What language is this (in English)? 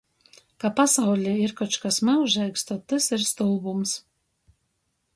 Latgalian